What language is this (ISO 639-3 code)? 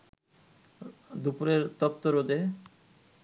ben